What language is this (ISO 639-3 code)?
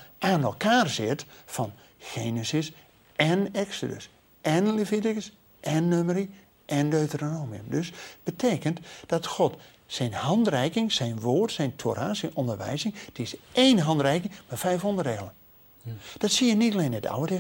nld